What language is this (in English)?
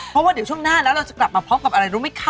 Thai